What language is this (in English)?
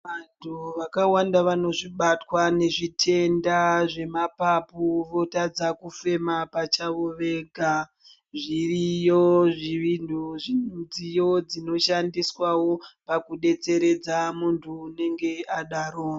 Ndau